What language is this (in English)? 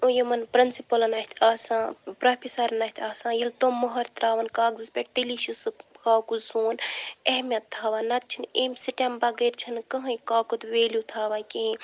Kashmiri